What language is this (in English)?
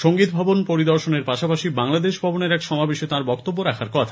Bangla